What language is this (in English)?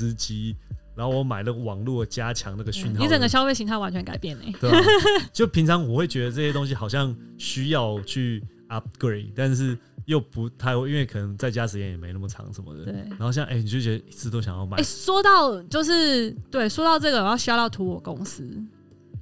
Chinese